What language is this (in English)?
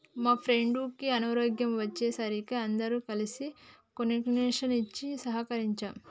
Telugu